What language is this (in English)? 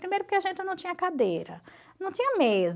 Portuguese